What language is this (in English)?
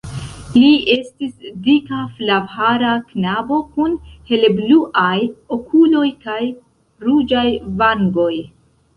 Esperanto